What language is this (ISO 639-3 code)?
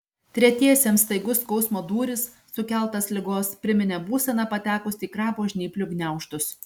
lit